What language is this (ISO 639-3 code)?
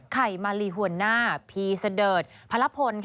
tha